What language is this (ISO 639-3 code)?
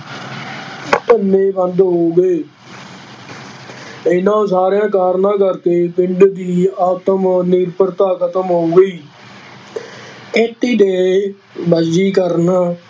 pan